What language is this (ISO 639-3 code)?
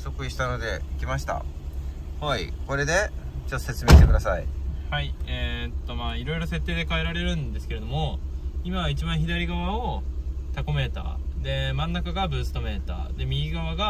jpn